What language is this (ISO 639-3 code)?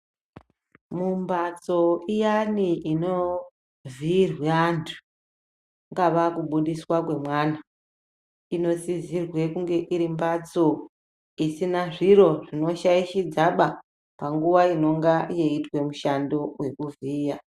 ndc